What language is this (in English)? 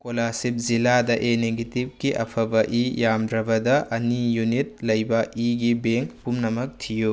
Manipuri